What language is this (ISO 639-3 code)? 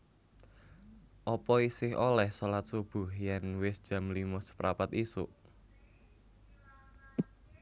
jav